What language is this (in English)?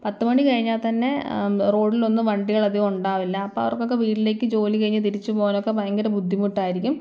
Malayalam